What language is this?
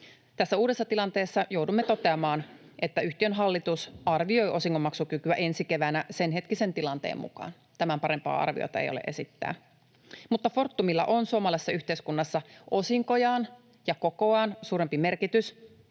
Finnish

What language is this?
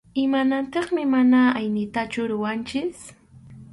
Arequipa-La Unión Quechua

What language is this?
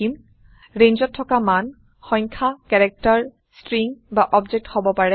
Assamese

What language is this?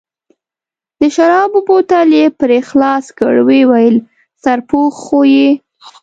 Pashto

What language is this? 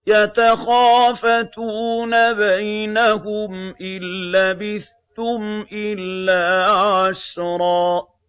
Arabic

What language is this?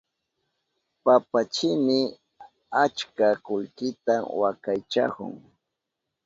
Southern Pastaza Quechua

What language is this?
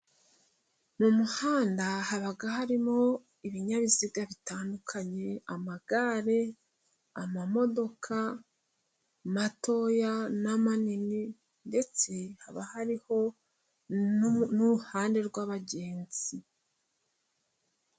Kinyarwanda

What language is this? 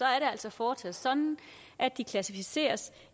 Danish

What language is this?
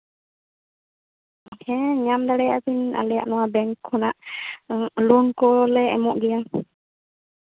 Santali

